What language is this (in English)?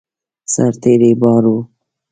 Pashto